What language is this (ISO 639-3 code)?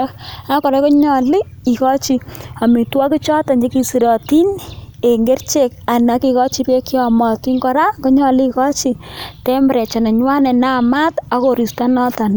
kln